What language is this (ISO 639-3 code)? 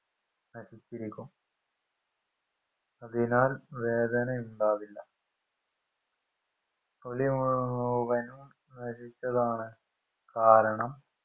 mal